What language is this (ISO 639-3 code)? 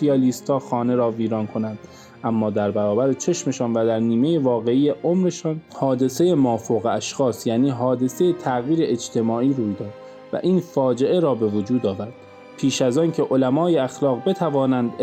fas